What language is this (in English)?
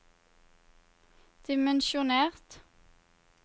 Norwegian